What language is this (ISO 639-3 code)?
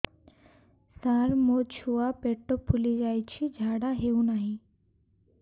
ori